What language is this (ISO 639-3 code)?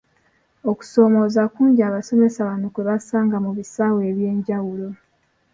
lug